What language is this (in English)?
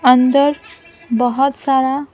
Hindi